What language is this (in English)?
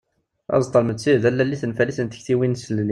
Kabyle